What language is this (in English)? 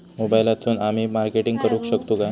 Marathi